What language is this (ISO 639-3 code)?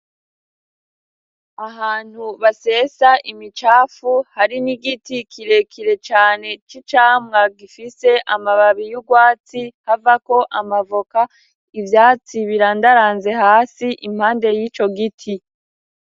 run